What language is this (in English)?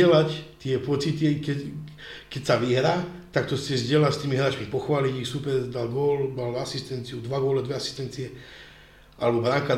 Slovak